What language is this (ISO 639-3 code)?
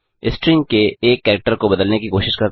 hin